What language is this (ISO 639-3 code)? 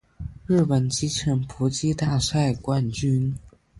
zho